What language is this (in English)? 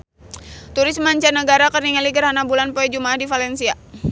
Sundanese